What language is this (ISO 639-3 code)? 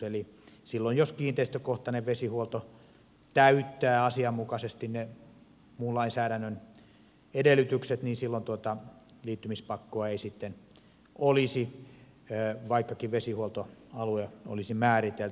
fin